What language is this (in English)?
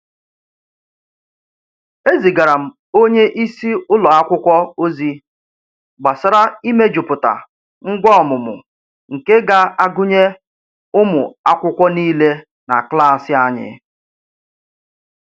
Igbo